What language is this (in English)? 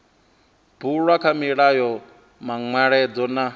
Venda